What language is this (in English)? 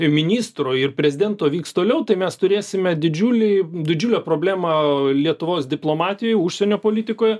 Lithuanian